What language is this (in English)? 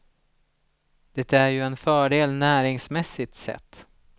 Swedish